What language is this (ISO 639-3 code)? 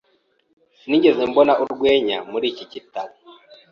kin